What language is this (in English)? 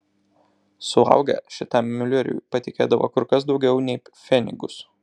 Lithuanian